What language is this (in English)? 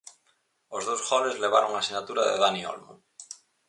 Galician